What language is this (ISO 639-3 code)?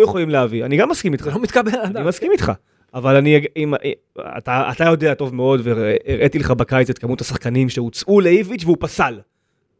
heb